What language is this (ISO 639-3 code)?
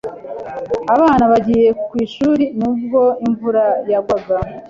kin